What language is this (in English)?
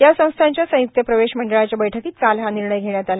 Marathi